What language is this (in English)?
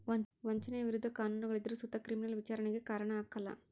Kannada